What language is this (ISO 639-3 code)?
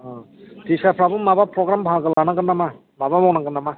brx